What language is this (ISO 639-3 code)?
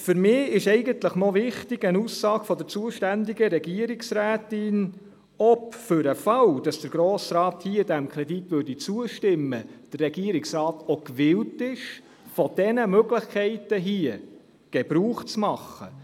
gsw